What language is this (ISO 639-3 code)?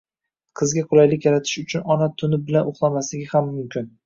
uzb